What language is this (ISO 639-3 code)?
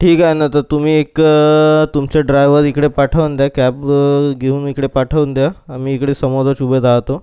mar